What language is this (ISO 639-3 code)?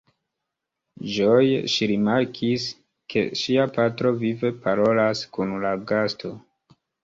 epo